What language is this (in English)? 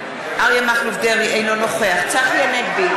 Hebrew